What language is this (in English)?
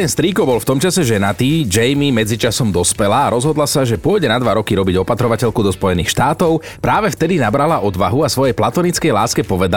Slovak